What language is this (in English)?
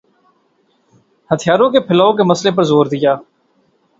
Urdu